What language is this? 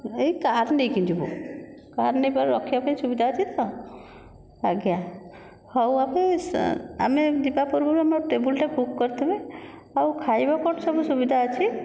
Odia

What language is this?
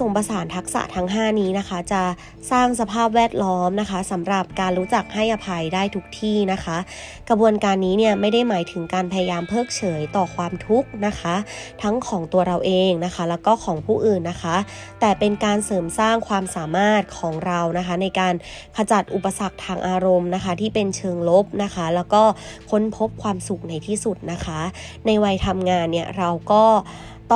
Thai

